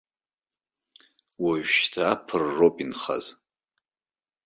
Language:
Abkhazian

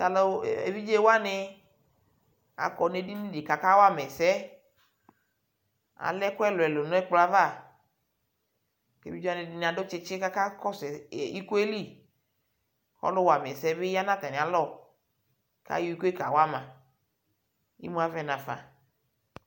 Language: Ikposo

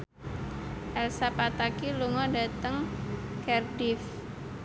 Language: Javanese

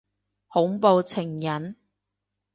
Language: Cantonese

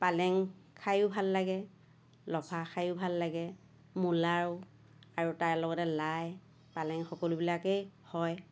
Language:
Assamese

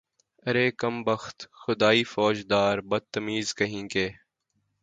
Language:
Urdu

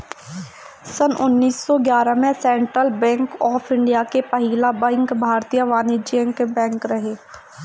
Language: Bhojpuri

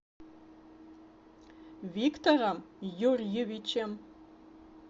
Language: Russian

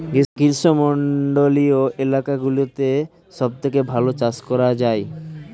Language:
Bangla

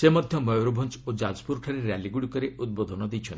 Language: Odia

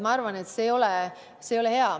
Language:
Estonian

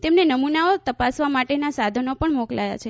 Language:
Gujarati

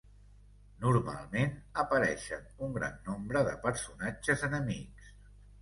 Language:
Catalan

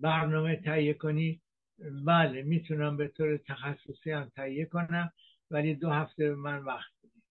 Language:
Persian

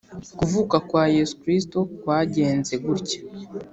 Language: Kinyarwanda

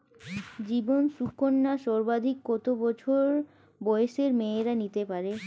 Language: Bangla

